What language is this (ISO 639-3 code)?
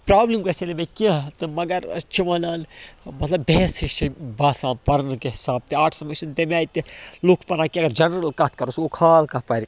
kas